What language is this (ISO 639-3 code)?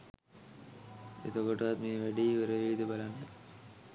sin